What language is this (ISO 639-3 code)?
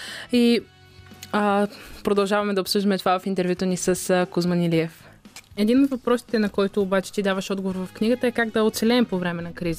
bul